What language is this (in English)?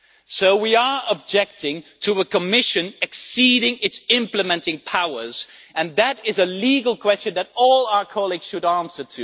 English